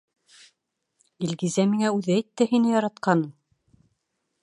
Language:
Bashkir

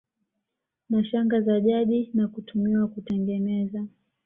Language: Swahili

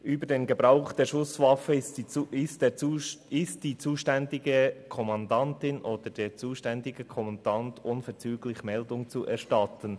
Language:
Swiss German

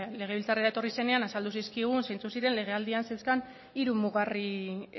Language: Basque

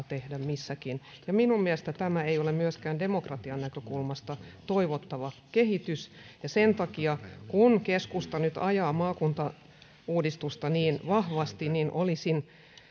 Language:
Finnish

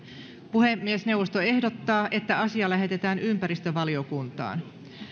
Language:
Finnish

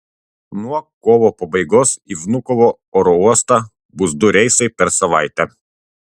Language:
Lithuanian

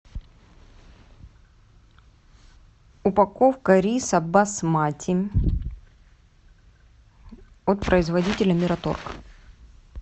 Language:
Russian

